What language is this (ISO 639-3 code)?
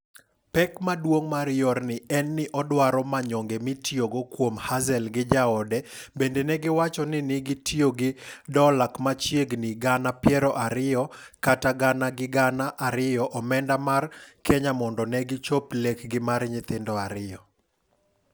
luo